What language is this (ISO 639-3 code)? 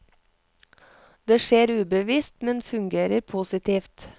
nor